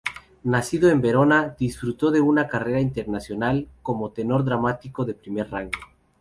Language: Spanish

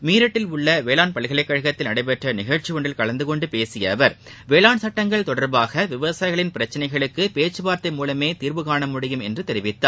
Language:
Tamil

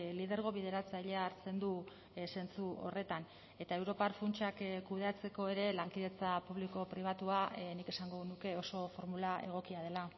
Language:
Basque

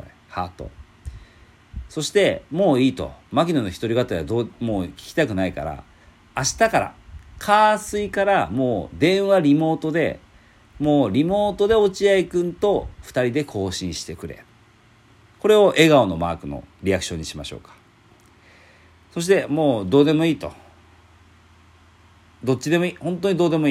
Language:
Japanese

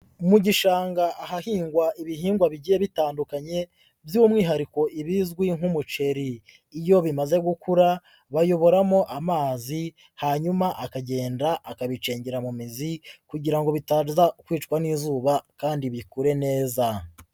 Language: Kinyarwanda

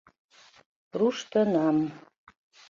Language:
Mari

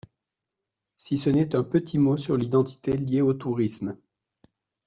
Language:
French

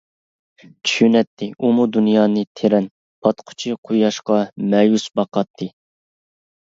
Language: Uyghur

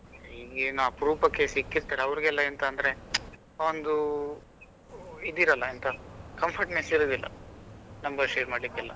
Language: Kannada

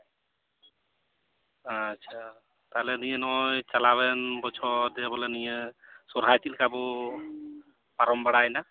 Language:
Santali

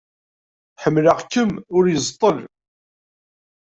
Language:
Kabyle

